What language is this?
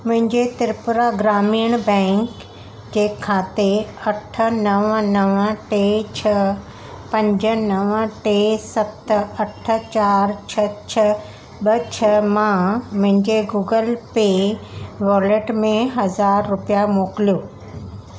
Sindhi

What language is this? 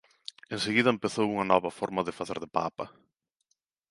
Galician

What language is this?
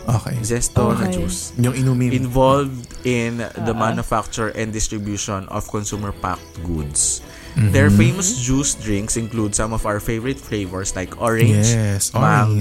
Filipino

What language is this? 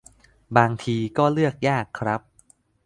Thai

